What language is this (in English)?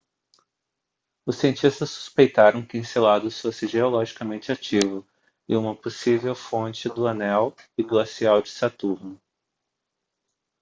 Portuguese